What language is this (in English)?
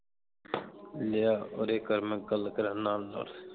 Punjabi